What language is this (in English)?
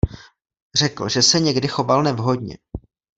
Czech